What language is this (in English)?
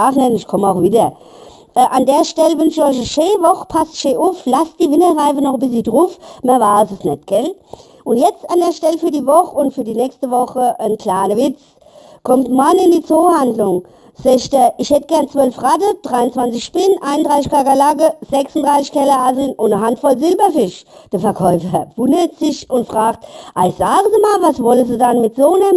German